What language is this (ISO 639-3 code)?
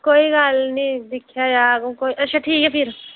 doi